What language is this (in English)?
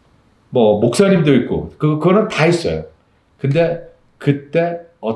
Korean